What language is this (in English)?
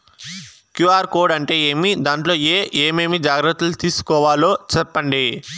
Telugu